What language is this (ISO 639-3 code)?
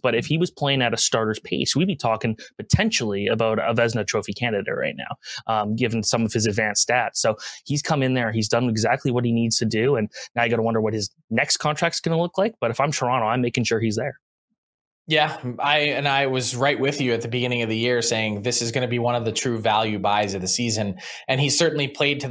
eng